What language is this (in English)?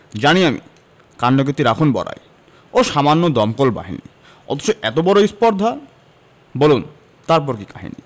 Bangla